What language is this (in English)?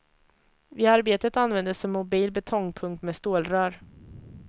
Swedish